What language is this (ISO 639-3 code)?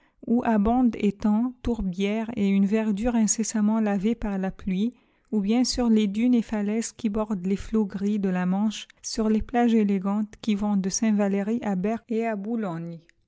fra